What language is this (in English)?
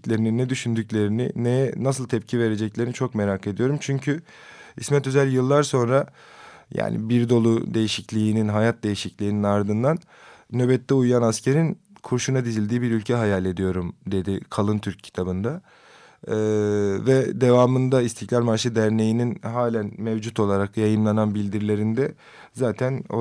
Turkish